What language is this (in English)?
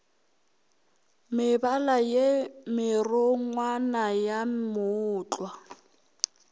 Northern Sotho